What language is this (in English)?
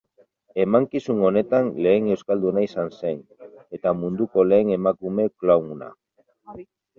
Basque